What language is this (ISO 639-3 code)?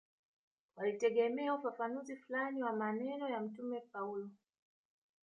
swa